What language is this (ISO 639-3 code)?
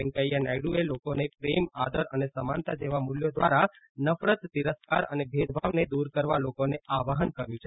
guj